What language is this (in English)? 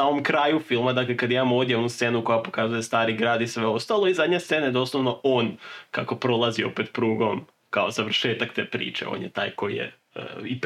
Croatian